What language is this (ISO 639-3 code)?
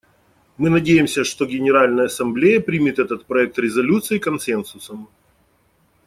rus